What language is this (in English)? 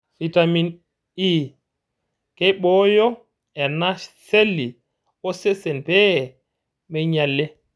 Masai